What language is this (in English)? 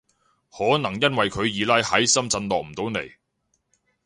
Cantonese